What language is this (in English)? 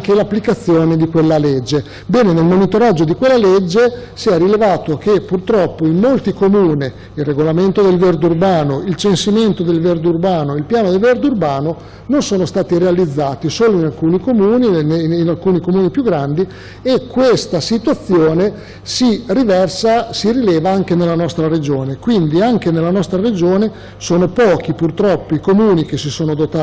Italian